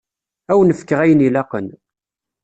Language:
Kabyle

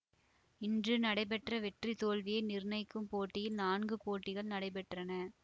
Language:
Tamil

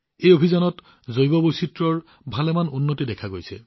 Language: Assamese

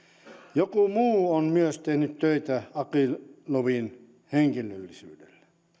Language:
Finnish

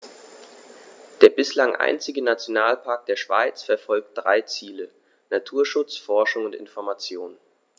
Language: German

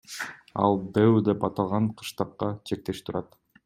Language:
Kyrgyz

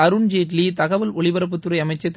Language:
Tamil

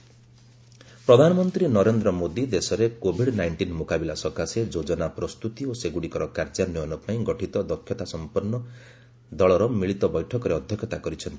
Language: Odia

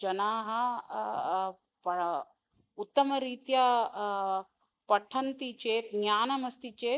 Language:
Sanskrit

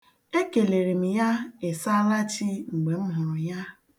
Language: Igbo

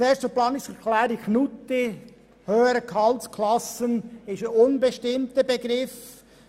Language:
Swiss German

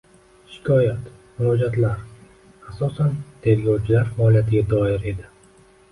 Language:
Uzbek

